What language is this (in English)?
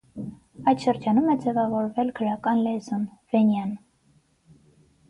Armenian